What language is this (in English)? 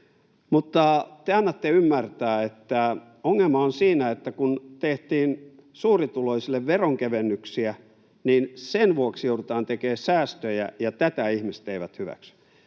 Finnish